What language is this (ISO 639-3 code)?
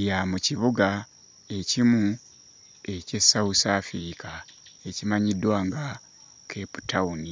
lug